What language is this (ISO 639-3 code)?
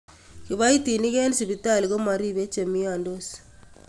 kln